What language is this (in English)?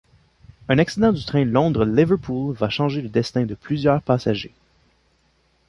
French